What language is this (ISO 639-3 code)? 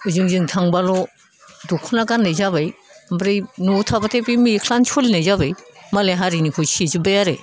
brx